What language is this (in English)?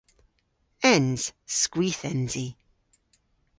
Cornish